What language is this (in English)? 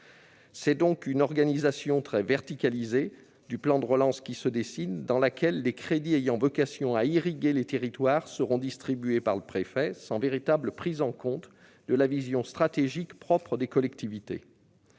French